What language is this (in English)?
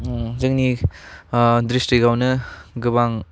Bodo